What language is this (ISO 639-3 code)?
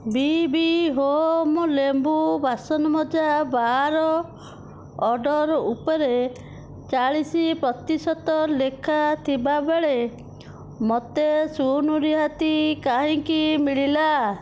ori